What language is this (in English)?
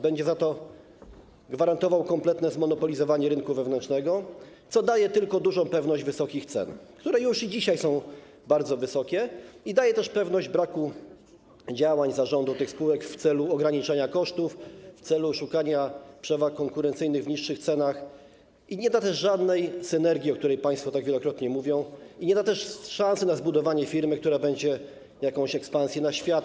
Polish